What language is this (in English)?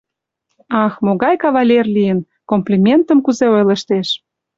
Mari